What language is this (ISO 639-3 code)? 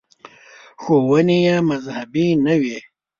pus